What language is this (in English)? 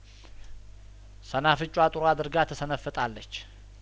Amharic